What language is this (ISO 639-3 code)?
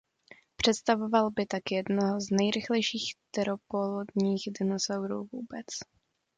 ces